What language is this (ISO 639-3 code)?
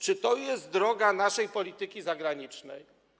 pol